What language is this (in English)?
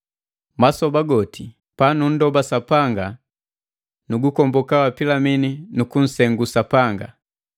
Matengo